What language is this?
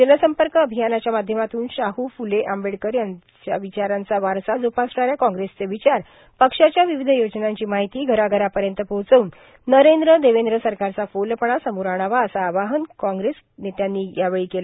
Marathi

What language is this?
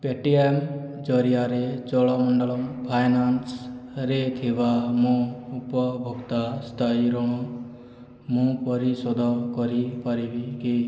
Odia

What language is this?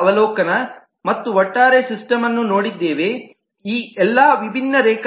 Kannada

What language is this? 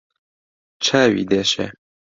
Central Kurdish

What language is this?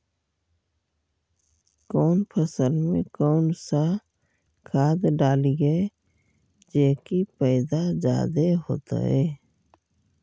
Magahi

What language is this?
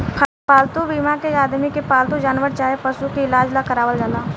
Bhojpuri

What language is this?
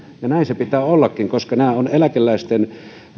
Finnish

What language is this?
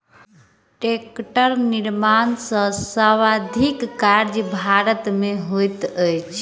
Maithili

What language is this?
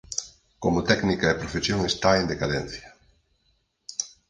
Galician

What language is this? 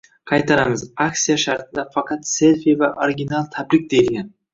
Uzbek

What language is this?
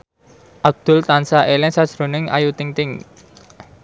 Javanese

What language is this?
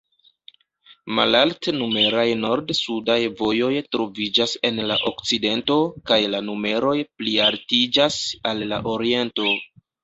Esperanto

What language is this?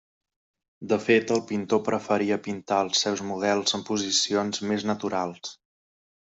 Catalan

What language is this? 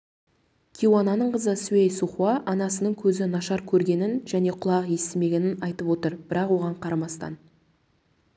Kazakh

